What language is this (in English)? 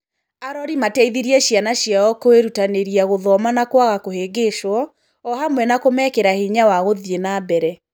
Kikuyu